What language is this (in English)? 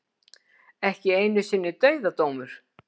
Icelandic